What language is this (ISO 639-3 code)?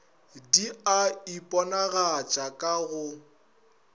nso